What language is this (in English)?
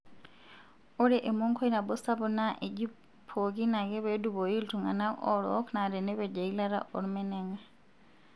Masai